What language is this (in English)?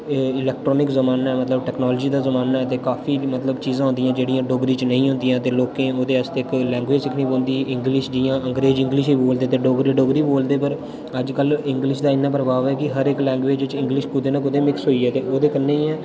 Dogri